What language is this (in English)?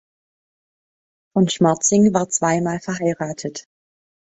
German